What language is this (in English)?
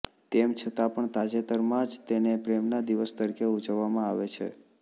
Gujarati